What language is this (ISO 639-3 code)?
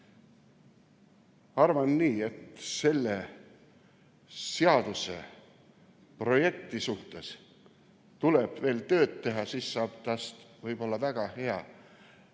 est